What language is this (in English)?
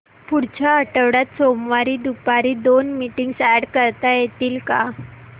Marathi